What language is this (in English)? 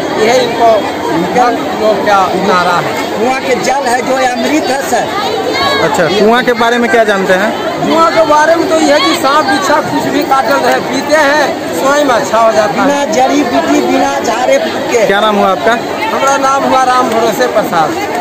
Hindi